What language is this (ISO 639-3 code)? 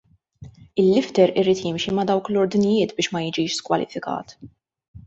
mlt